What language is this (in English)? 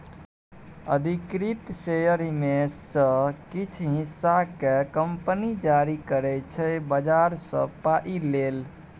Maithili